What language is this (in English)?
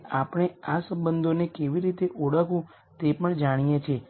Gujarati